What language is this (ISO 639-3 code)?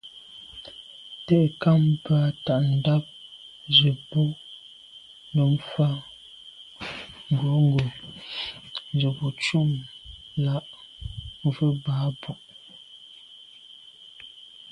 byv